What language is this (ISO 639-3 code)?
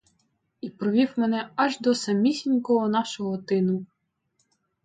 ukr